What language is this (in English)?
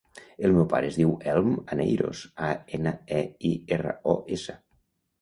Catalan